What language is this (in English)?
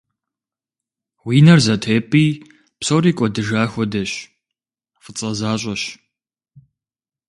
Kabardian